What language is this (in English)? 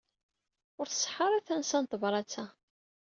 Kabyle